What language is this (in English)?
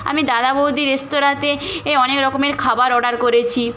Bangla